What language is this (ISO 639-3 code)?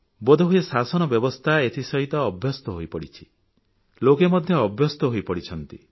ori